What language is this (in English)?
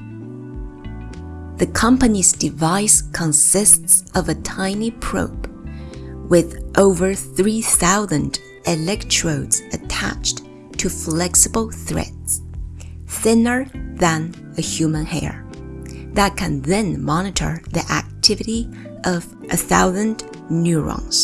Japanese